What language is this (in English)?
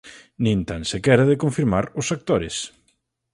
Galician